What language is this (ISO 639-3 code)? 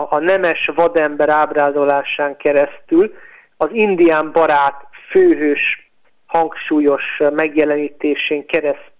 hun